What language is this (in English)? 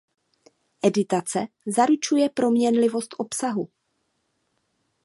Czech